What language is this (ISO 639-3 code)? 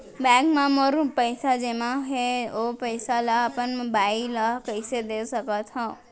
hne